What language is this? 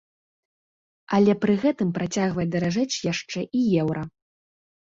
Belarusian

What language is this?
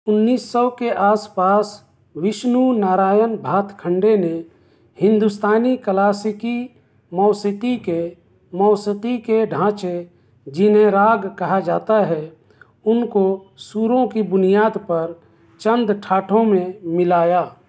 Urdu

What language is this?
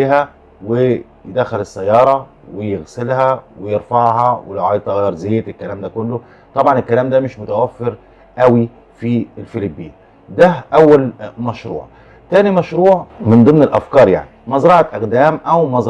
Arabic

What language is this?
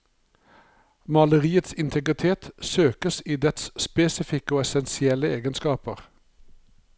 Norwegian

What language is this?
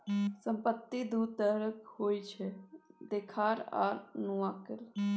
Maithili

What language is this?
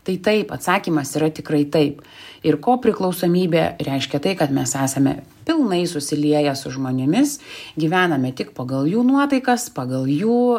Lithuanian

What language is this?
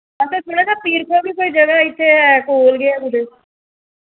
Dogri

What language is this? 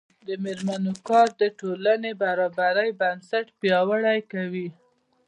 Pashto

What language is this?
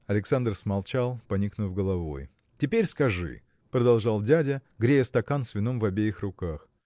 Russian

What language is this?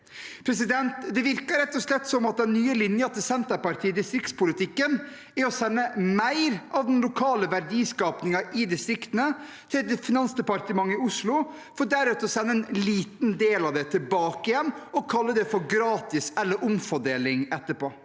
Norwegian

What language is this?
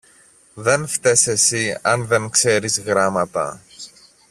Greek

